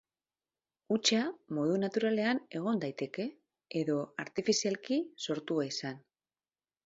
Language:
Basque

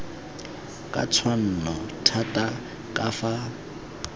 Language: Tswana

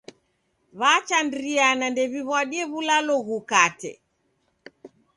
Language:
Taita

